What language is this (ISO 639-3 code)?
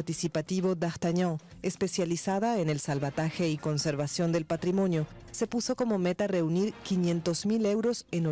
spa